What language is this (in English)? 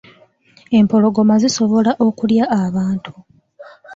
Ganda